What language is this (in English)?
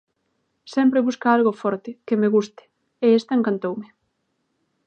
Galician